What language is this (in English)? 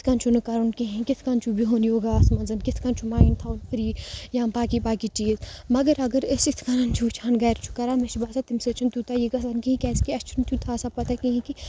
Kashmiri